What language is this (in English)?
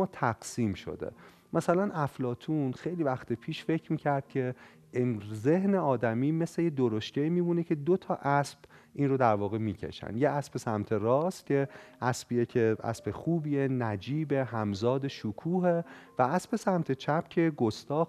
Persian